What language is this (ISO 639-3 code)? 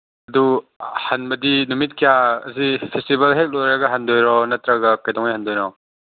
mni